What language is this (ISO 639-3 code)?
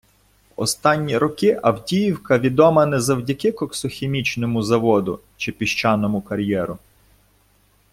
ukr